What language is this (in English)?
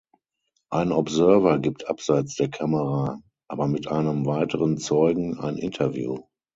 German